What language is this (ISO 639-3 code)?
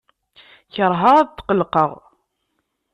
kab